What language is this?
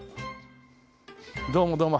Japanese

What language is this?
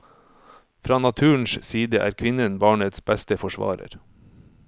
Norwegian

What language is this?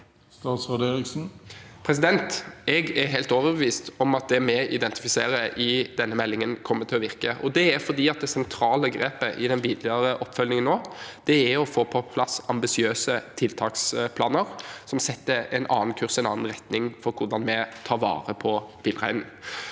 Norwegian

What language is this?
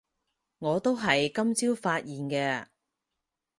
Cantonese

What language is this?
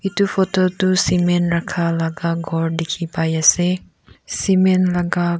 Naga Pidgin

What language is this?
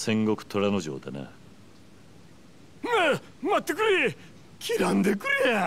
Japanese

